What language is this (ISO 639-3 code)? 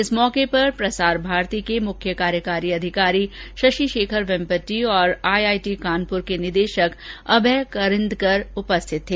hin